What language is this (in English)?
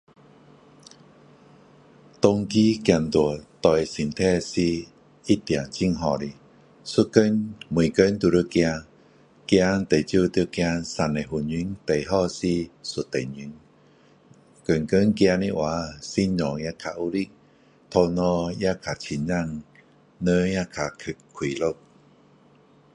Min Dong Chinese